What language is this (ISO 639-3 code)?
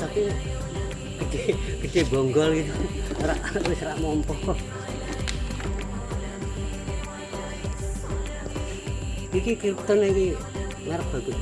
ind